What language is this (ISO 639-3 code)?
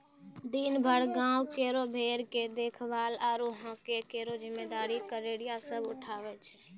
mai